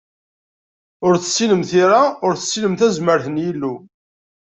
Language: Kabyle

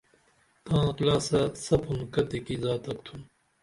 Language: Dameli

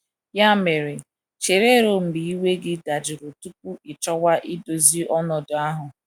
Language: Igbo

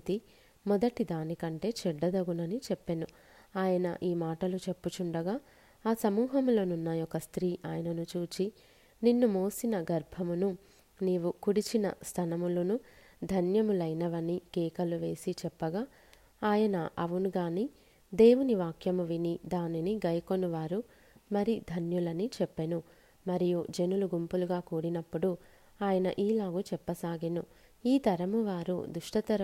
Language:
Telugu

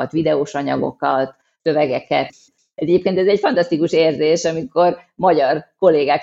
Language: Hungarian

